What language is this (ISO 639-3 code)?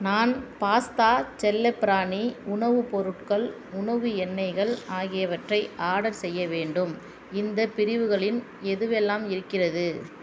tam